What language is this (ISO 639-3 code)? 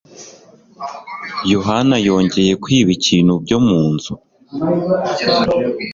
kin